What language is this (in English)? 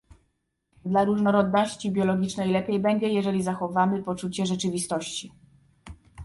Polish